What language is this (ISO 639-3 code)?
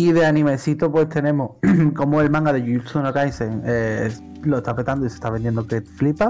spa